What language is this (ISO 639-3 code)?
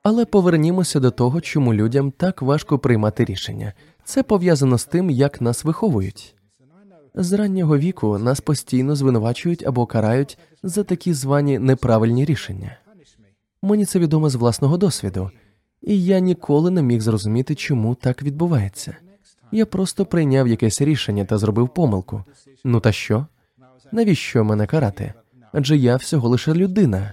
ukr